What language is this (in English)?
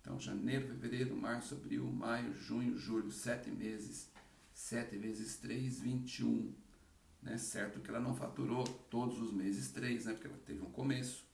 Portuguese